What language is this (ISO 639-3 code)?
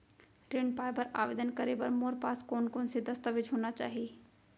hne